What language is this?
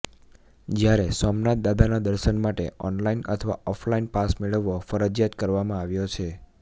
Gujarati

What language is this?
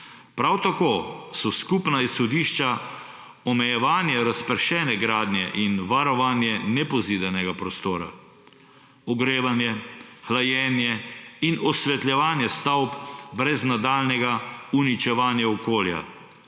Slovenian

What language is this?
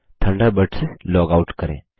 Hindi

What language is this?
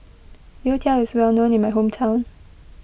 English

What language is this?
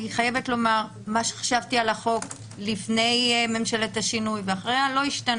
Hebrew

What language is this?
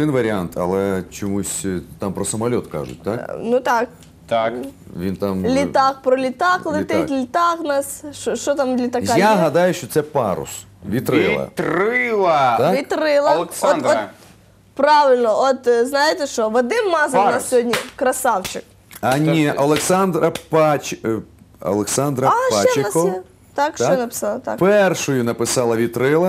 Ukrainian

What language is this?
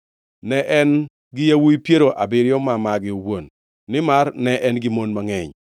Luo (Kenya and Tanzania)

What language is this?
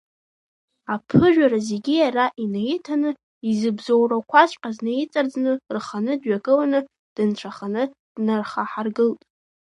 Abkhazian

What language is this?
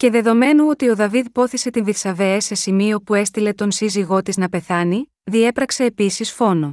Greek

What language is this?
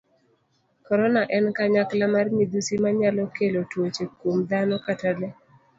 Luo (Kenya and Tanzania)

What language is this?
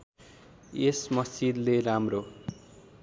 Nepali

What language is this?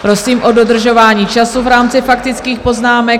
Czech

